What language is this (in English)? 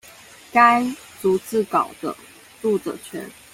Chinese